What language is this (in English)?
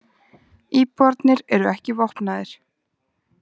Icelandic